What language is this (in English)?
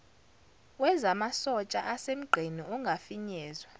Zulu